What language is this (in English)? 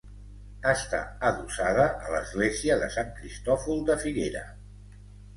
Catalan